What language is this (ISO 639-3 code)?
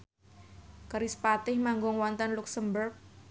jav